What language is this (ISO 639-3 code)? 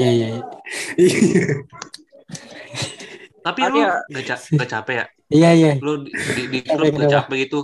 ind